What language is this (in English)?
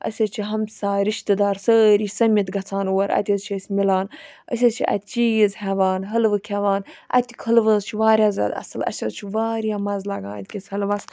Kashmiri